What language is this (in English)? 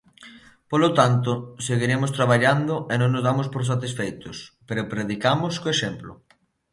Galician